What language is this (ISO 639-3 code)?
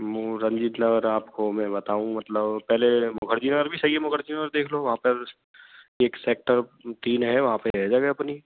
hin